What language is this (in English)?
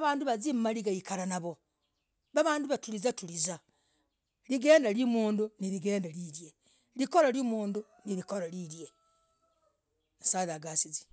Logooli